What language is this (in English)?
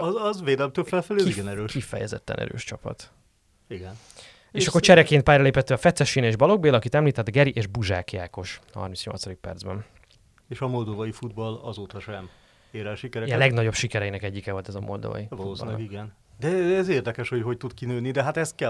Hungarian